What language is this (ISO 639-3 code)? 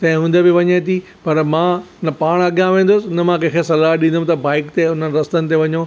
snd